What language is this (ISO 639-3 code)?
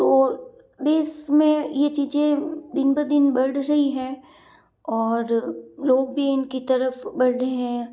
hin